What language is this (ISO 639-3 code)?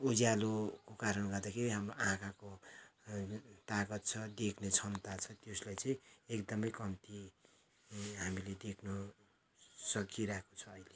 nep